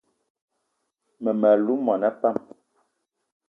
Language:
Eton (Cameroon)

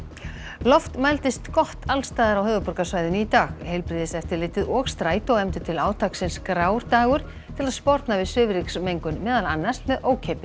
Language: Icelandic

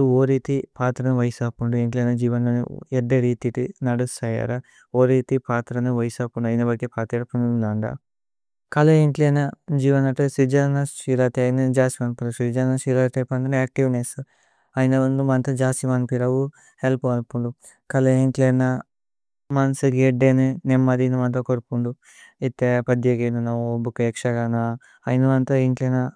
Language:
Tulu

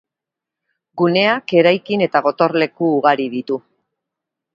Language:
Basque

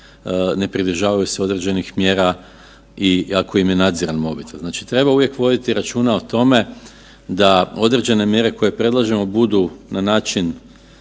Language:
Croatian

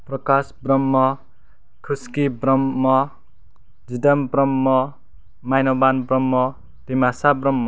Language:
Bodo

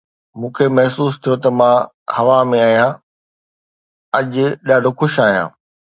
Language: Sindhi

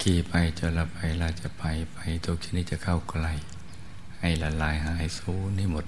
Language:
Thai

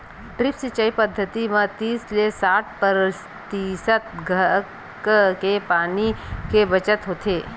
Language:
Chhattisgarhi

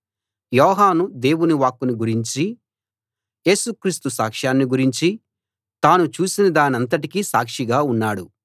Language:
Telugu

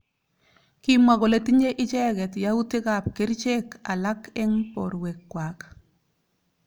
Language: Kalenjin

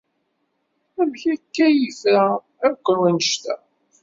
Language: Kabyle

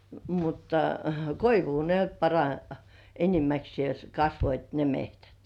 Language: Finnish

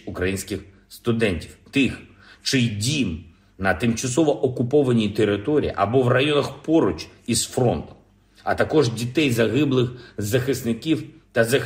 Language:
Ukrainian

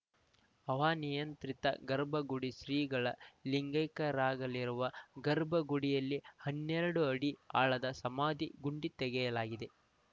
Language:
Kannada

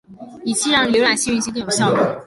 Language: Chinese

